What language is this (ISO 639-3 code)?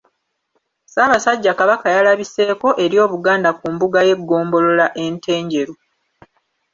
lug